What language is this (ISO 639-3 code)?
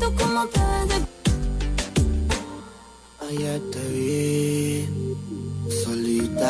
spa